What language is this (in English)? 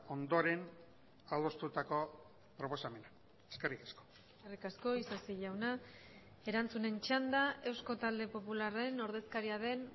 Basque